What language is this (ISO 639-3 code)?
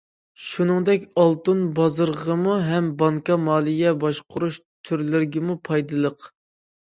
uig